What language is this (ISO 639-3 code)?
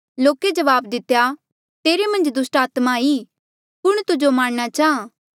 mjl